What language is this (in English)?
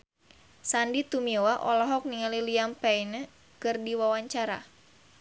Sundanese